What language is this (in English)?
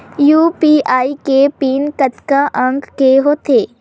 Chhattisgarhi